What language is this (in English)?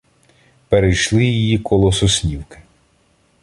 Ukrainian